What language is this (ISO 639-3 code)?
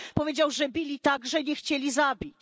pol